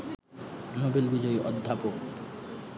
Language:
Bangla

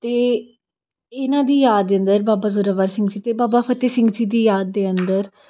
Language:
Punjabi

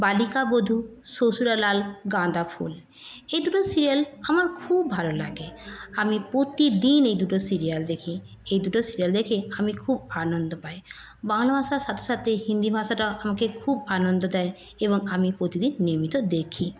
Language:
Bangla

